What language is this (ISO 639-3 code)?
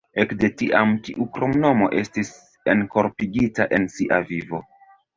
epo